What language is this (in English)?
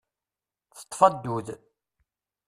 Kabyle